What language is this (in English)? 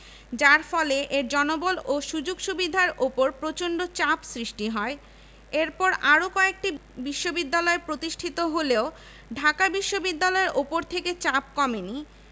Bangla